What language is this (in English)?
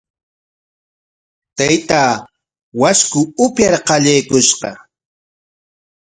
Corongo Ancash Quechua